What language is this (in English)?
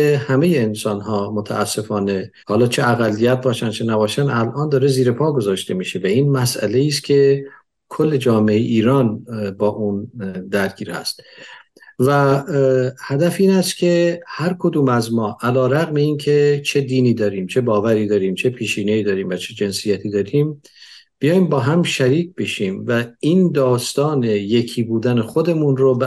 Persian